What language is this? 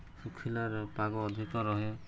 Odia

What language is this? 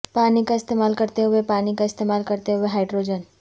Urdu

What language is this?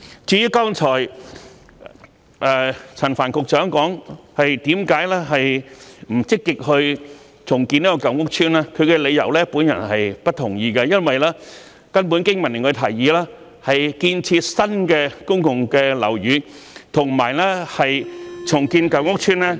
Cantonese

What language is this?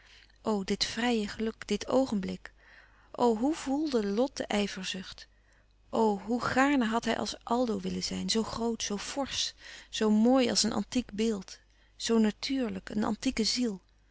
Dutch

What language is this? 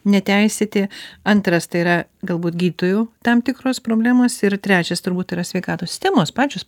Lithuanian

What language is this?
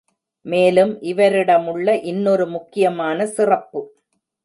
Tamil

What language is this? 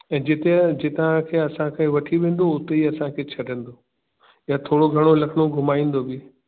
Sindhi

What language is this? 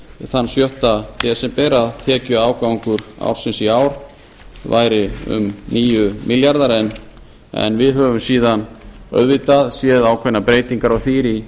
Icelandic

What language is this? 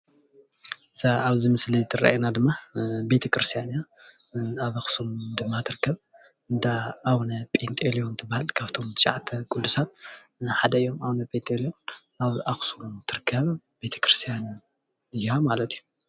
Tigrinya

